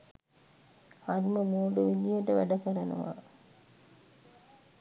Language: Sinhala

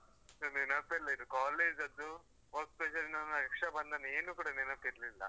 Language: Kannada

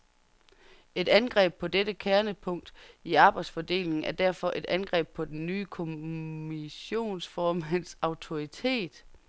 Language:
Danish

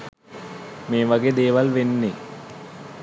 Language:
Sinhala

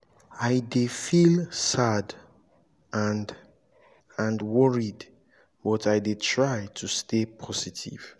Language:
Nigerian Pidgin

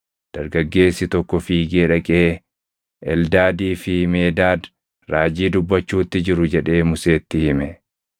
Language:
Oromo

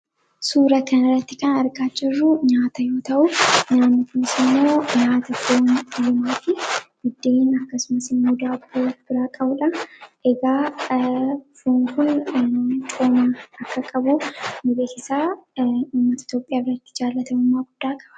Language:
Oromo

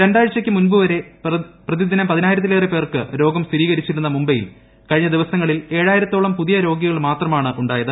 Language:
Malayalam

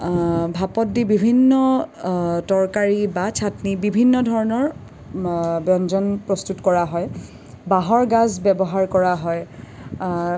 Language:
Assamese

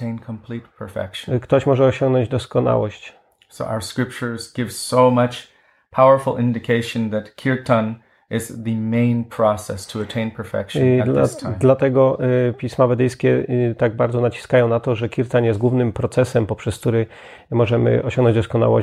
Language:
Polish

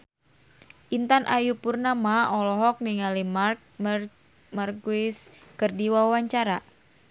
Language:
Sundanese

